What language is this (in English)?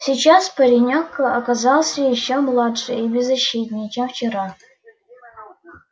Russian